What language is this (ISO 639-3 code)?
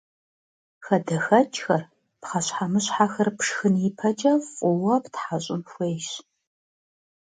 kbd